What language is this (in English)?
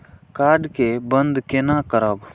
Maithili